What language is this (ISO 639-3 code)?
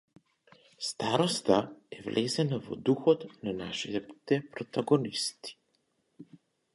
mkd